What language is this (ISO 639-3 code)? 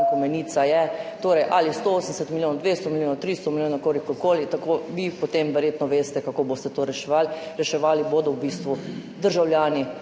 slv